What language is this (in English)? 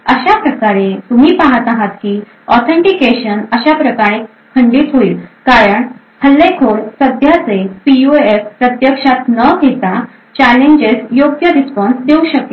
Marathi